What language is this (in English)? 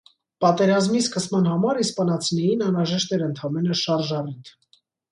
Armenian